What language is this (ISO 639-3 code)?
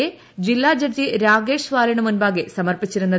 mal